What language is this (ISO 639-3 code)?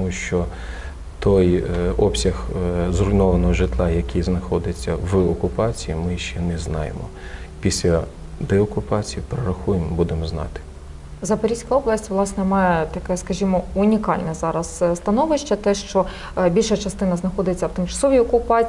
ukr